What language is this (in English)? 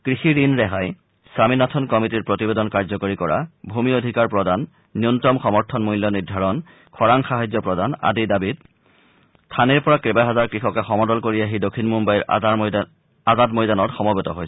Assamese